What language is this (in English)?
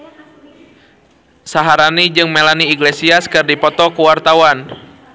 Sundanese